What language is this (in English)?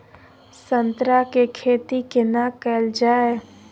Maithili